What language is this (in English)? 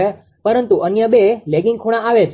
Gujarati